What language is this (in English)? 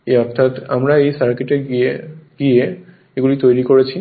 Bangla